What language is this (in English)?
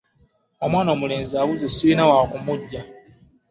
Ganda